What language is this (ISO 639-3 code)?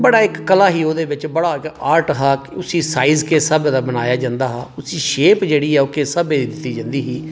doi